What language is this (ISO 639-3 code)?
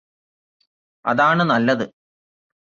mal